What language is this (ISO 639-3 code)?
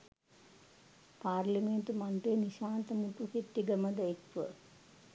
sin